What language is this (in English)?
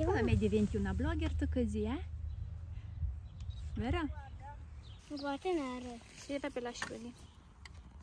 Italian